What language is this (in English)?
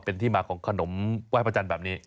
Thai